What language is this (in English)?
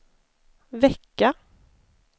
Swedish